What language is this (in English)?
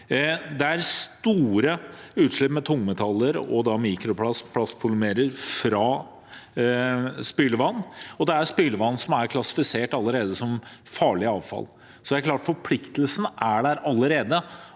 Norwegian